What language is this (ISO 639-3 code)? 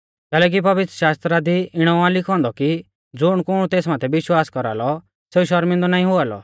bfz